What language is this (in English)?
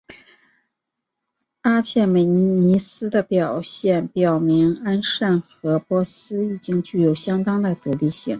Chinese